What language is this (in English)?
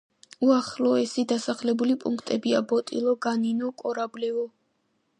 Georgian